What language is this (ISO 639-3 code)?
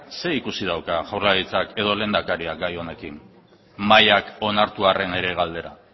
eus